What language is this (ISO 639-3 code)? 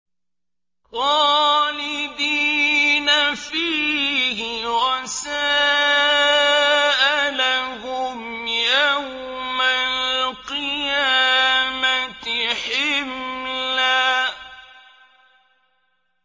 ara